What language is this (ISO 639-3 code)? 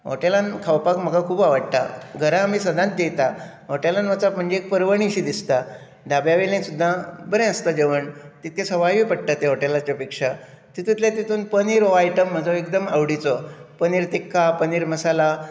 kok